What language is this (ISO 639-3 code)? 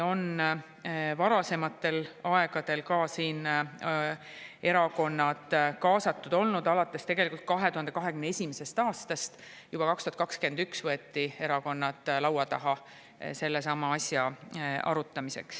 est